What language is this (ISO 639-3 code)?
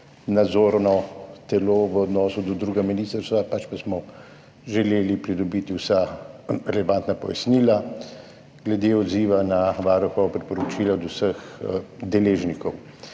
slv